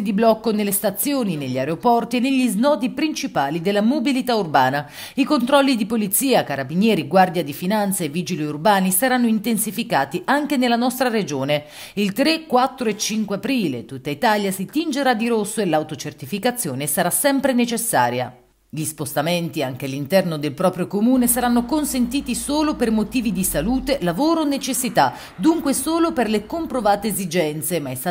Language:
Italian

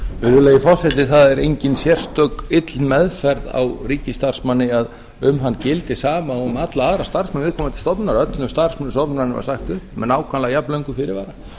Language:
Icelandic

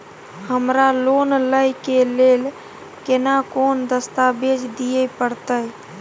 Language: Maithili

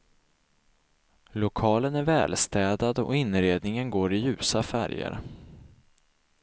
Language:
Swedish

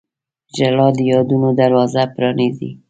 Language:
Pashto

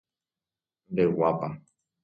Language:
Guarani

